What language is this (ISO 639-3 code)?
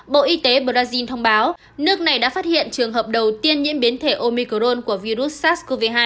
vie